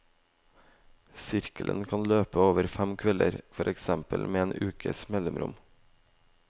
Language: Norwegian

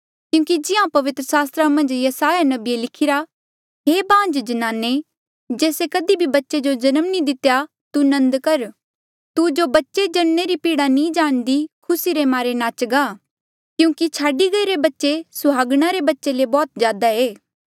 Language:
Mandeali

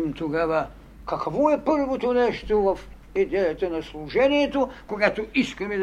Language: Bulgarian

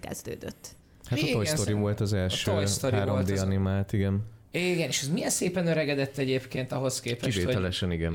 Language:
Hungarian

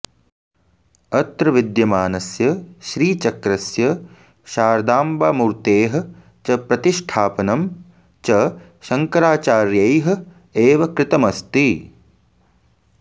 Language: Sanskrit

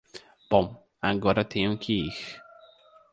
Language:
Portuguese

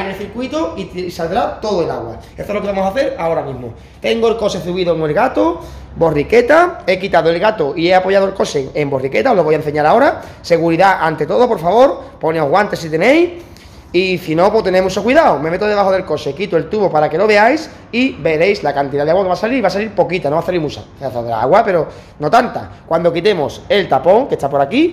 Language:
Spanish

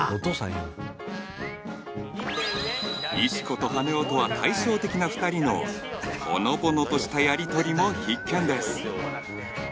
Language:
Japanese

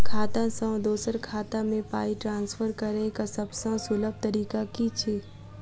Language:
Maithili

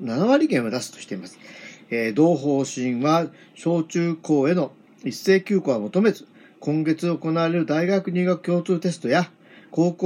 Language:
Japanese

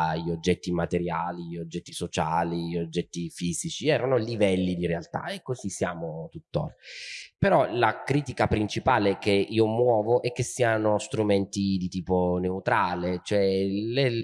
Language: Italian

